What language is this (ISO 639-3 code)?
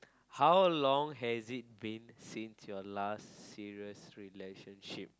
eng